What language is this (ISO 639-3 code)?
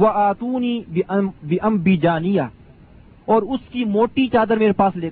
urd